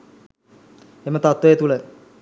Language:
Sinhala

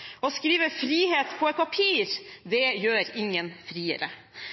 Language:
Norwegian Bokmål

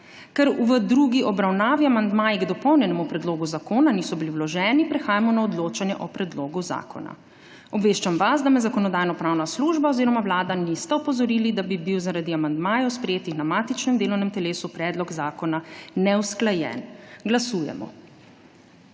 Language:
Slovenian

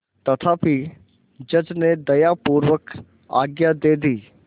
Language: Hindi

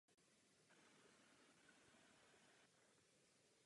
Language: Czech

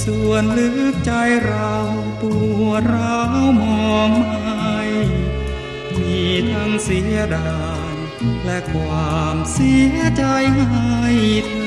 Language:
Thai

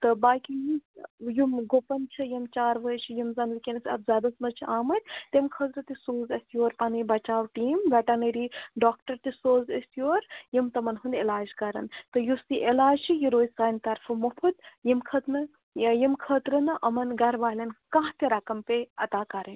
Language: Kashmiri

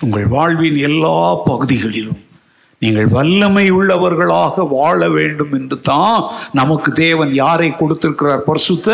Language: Tamil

